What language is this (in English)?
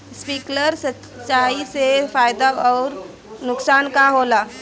Bhojpuri